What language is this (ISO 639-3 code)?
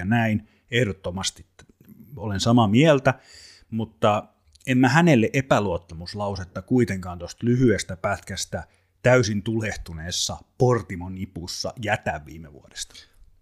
fin